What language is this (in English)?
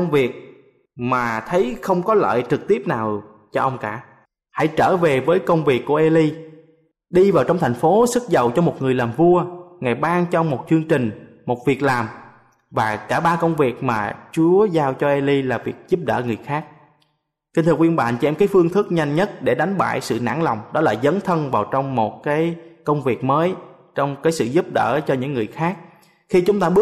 Vietnamese